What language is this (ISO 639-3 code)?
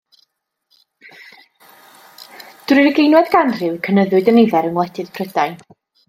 cym